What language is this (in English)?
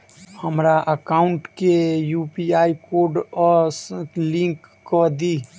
Maithili